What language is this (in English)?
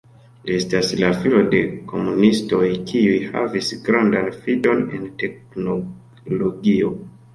Esperanto